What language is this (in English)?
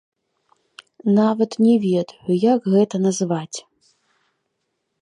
Belarusian